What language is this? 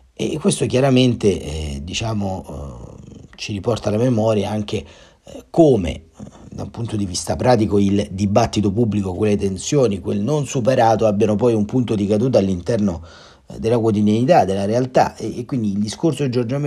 Italian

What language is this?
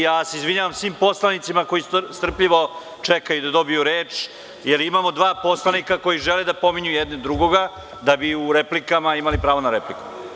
Serbian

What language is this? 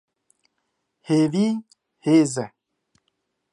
Kurdish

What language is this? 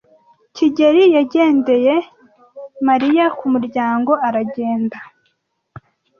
Kinyarwanda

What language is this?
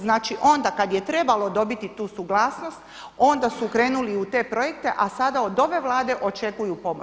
Croatian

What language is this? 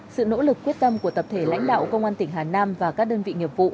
Vietnamese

